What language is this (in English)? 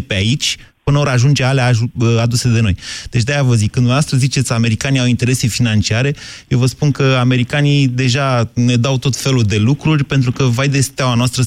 Romanian